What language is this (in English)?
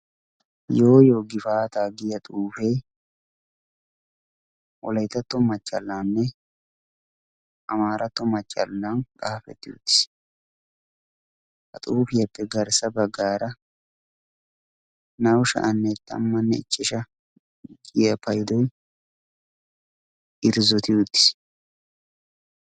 Wolaytta